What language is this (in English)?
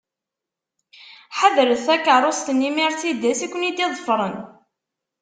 Kabyle